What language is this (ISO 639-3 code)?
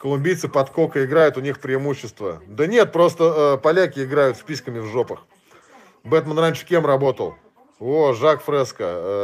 rus